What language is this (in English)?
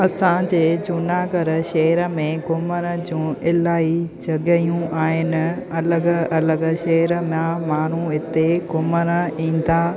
Sindhi